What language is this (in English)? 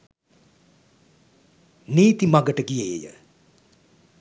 Sinhala